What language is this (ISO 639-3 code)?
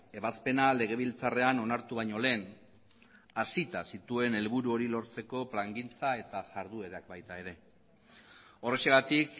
eus